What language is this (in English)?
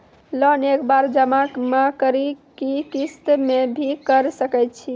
Maithili